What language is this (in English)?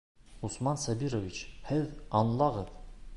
Bashkir